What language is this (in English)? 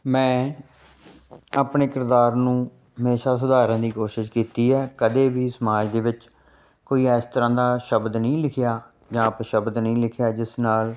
Punjabi